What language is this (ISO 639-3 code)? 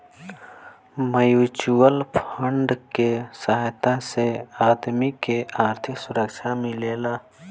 bho